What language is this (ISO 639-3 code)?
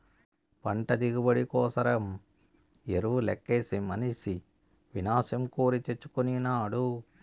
tel